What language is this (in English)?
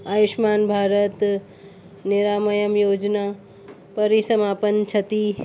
Sindhi